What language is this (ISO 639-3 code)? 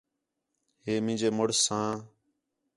xhe